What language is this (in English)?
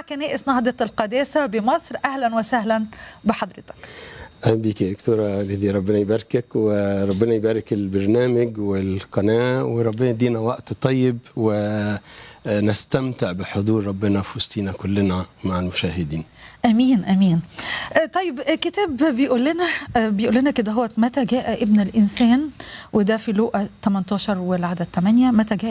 Arabic